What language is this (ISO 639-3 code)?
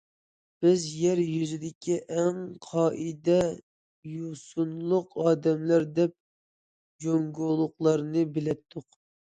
uig